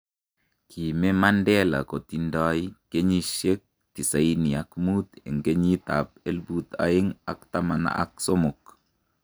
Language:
Kalenjin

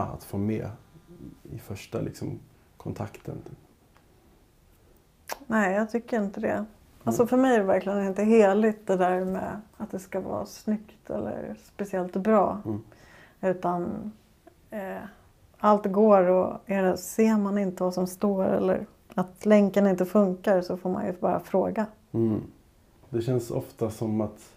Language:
Swedish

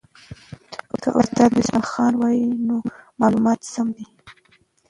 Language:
Pashto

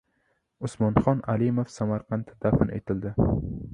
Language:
Uzbek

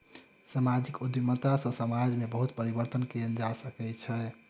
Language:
Maithili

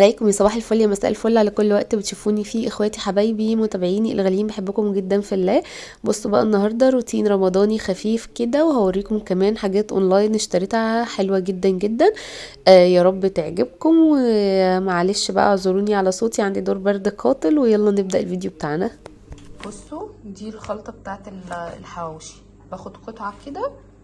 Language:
Arabic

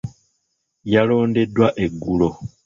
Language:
Ganda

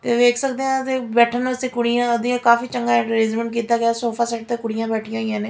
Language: Punjabi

